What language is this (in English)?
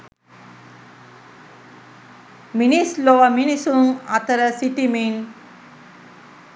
Sinhala